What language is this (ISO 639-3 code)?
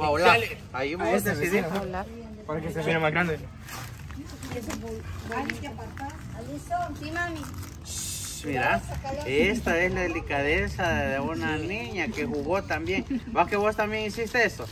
spa